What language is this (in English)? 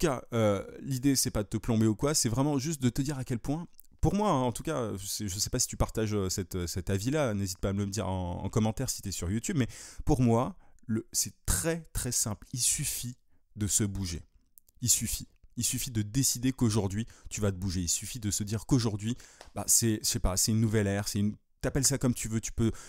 French